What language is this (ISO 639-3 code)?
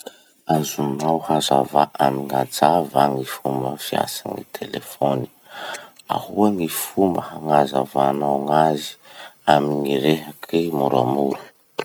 msh